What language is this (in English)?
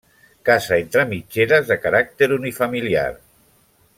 Catalan